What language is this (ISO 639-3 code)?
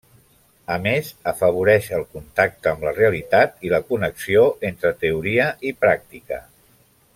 cat